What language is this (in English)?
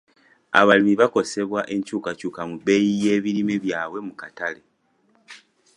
Ganda